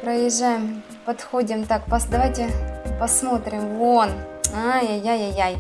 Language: Russian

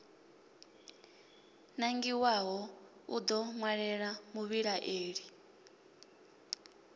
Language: Venda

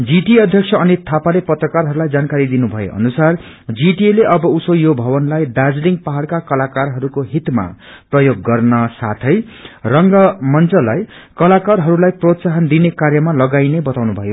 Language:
Nepali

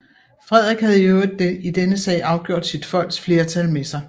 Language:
Danish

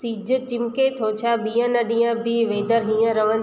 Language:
Sindhi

